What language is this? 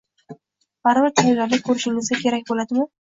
Uzbek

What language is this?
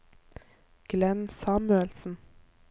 Norwegian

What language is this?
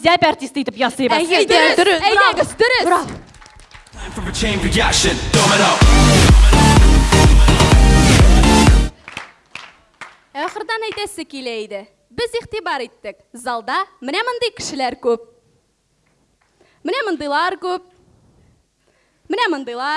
Portuguese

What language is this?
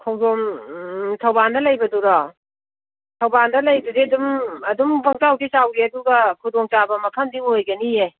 Manipuri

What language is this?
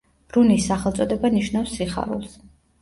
Georgian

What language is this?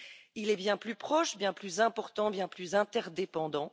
French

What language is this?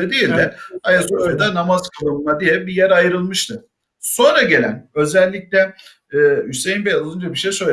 Turkish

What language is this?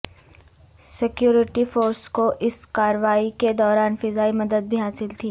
Urdu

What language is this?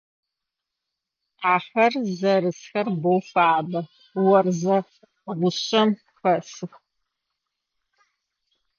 Adyghe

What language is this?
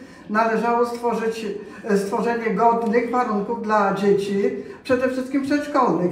Polish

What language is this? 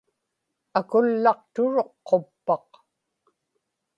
Inupiaq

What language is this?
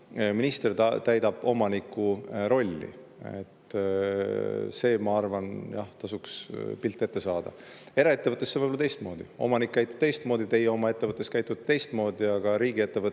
Estonian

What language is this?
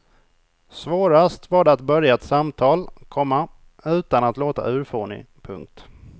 Swedish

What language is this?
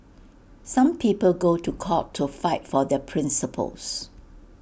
English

